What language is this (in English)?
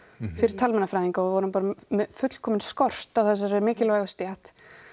Icelandic